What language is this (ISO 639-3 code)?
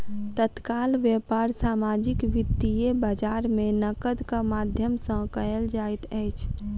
mai